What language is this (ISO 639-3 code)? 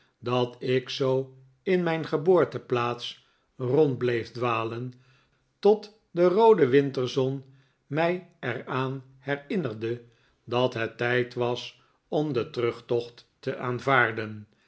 nld